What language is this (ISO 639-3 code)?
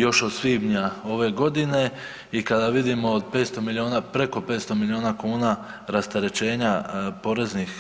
hrv